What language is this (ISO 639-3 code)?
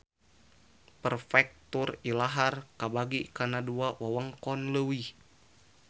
sun